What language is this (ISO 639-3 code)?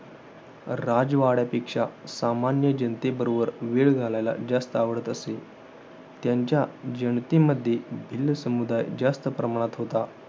mar